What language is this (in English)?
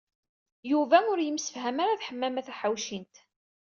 Kabyle